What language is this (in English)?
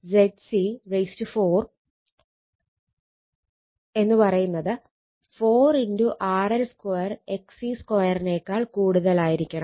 Malayalam